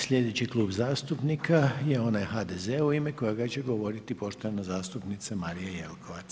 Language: Croatian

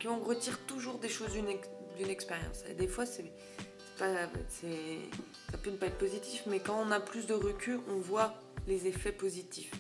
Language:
French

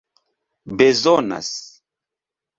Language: Esperanto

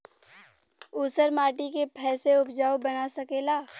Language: Bhojpuri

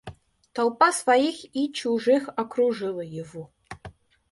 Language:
Russian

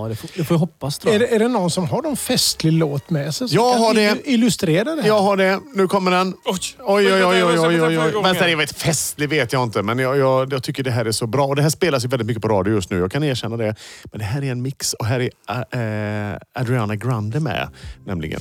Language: Swedish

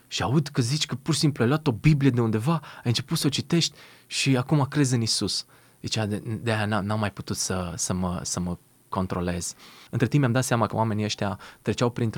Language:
Romanian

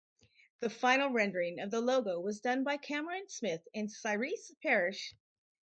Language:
English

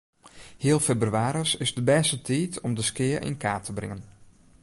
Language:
Western Frisian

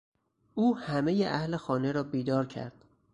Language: Persian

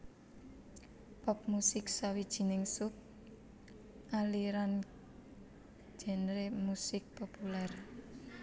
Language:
Javanese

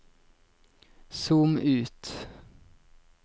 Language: Norwegian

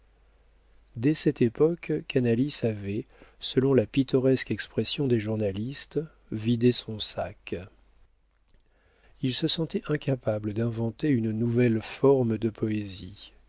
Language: French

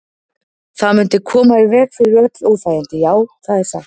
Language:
Icelandic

